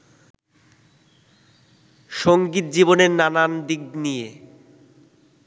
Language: Bangla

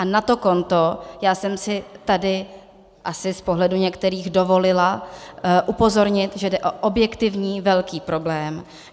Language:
Czech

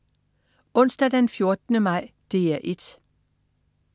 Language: Danish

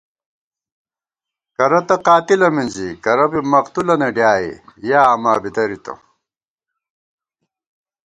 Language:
Gawar-Bati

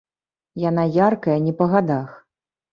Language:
Belarusian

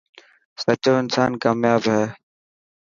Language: Dhatki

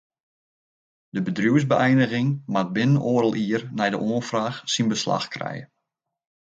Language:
Western Frisian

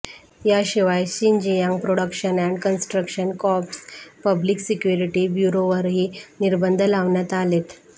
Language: Marathi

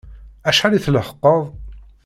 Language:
Kabyle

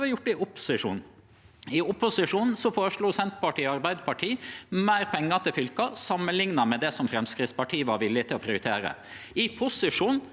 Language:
Norwegian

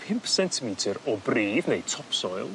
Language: Welsh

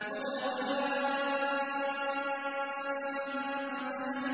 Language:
Arabic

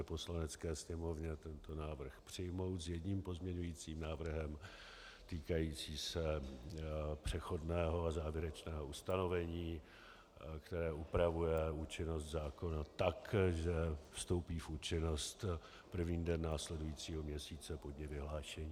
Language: Czech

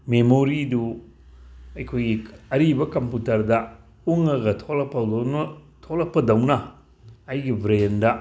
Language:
Manipuri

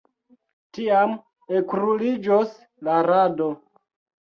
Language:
Esperanto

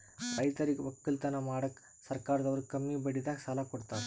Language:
Kannada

